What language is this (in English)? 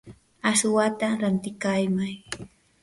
Yanahuanca Pasco Quechua